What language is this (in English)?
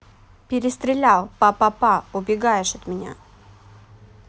Russian